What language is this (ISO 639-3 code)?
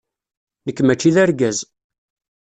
kab